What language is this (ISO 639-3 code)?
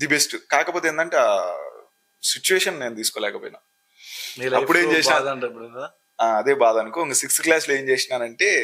tel